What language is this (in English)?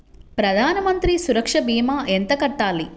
Telugu